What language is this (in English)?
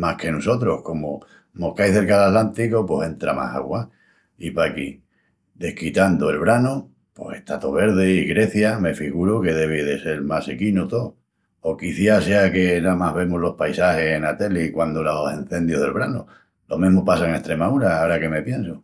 Extremaduran